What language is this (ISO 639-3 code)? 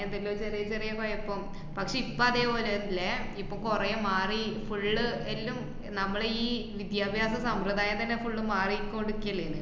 mal